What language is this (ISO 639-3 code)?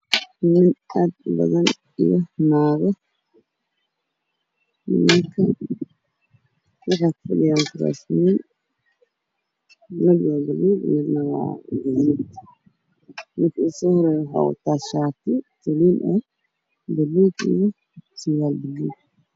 som